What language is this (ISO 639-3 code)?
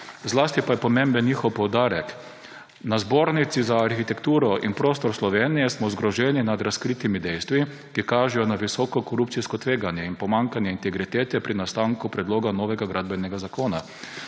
slv